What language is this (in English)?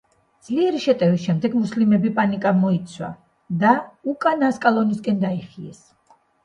Georgian